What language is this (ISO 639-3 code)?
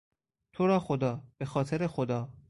fas